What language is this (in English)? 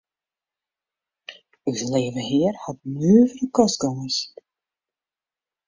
Western Frisian